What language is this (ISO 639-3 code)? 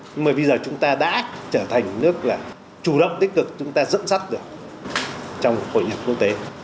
vie